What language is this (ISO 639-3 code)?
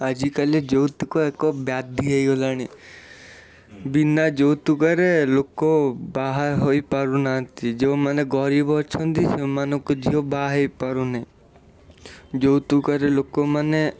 ori